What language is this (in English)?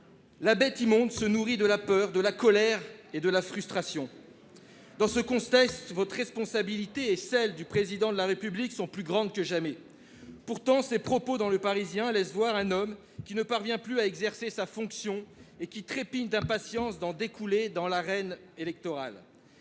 French